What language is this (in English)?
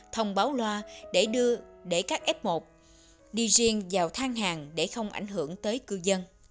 Vietnamese